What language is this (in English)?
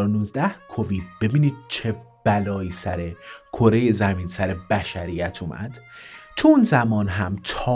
Persian